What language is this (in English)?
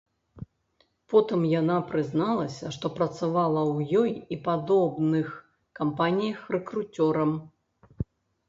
Belarusian